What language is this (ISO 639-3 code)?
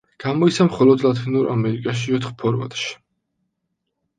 kat